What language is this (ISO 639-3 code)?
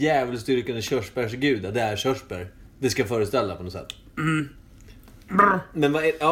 swe